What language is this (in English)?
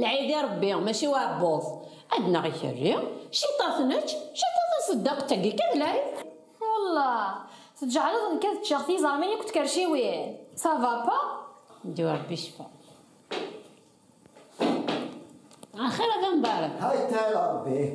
Arabic